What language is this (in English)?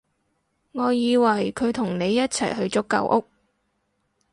Cantonese